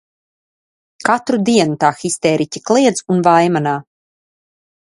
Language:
Latvian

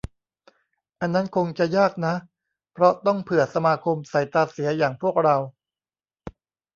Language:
Thai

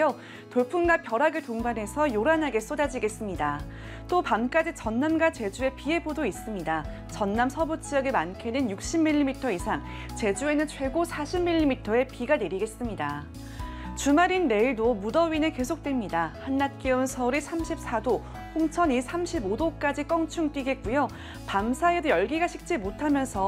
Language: Korean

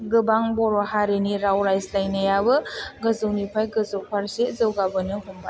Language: Bodo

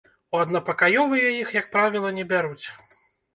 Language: Belarusian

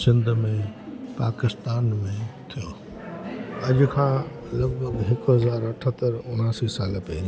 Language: Sindhi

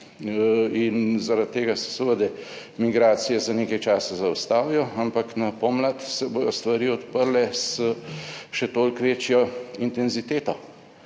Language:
Slovenian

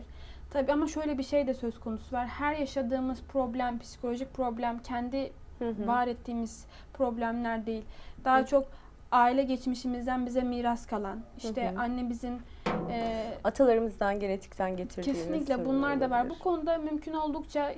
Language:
Turkish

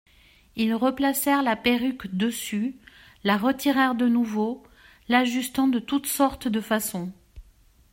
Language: French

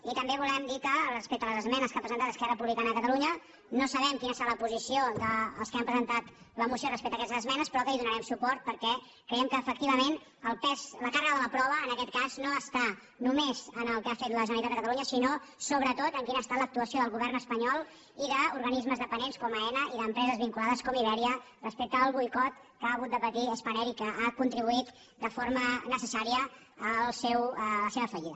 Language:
Catalan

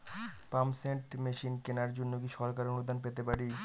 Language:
Bangla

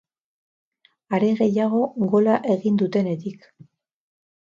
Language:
Basque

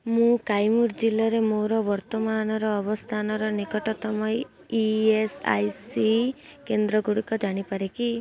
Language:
Odia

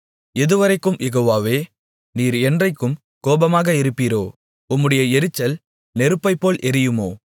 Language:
Tamil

